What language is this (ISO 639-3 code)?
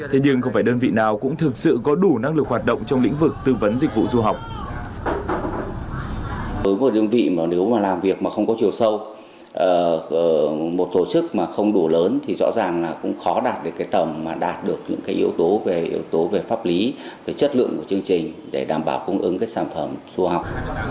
vie